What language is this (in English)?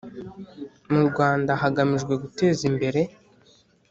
Kinyarwanda